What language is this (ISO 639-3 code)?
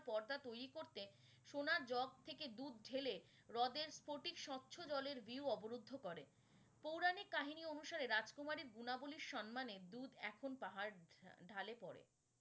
ben